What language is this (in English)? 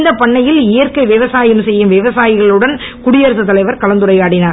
Tamil